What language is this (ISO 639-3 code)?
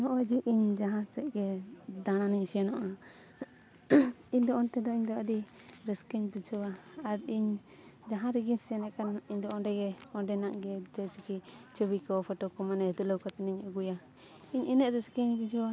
sat